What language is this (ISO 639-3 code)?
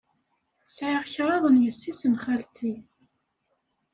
kab